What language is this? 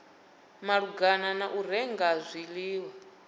Venda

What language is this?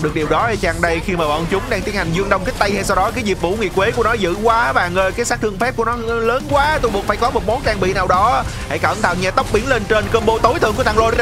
Vietnamese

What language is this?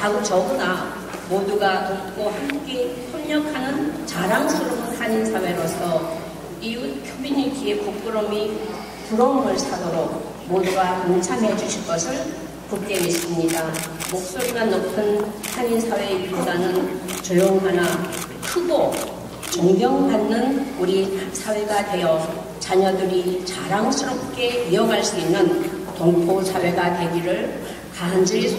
Korean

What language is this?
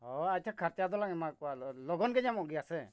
Santali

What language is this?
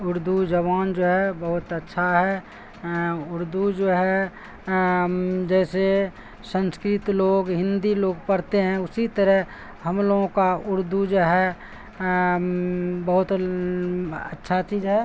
Urdu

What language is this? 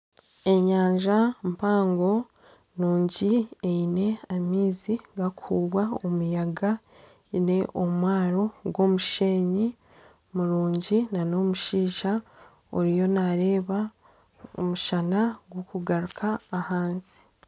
Nyankole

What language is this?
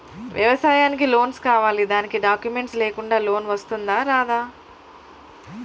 Telugu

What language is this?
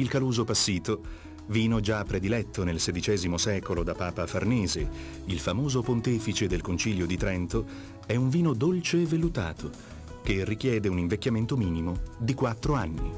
Italian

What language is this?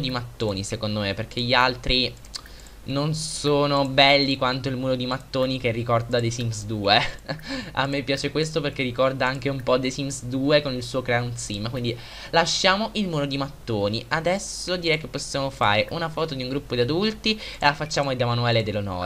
Italian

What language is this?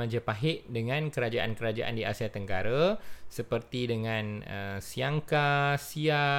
Malay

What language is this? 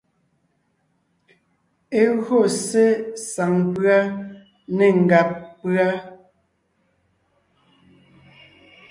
Ngiemboon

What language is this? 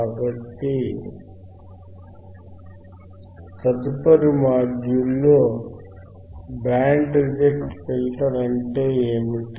Telugu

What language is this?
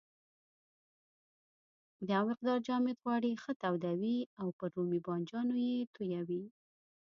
Pashto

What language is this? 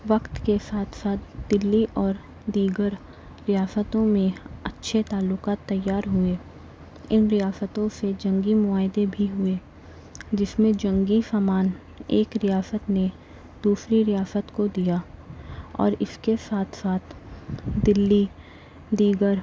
Urdu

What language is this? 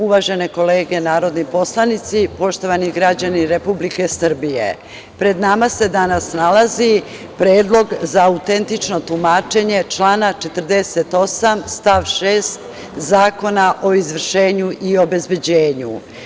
Serbian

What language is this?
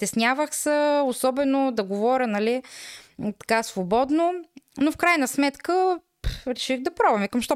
Bulgarian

